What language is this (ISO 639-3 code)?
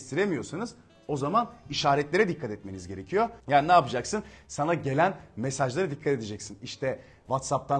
tur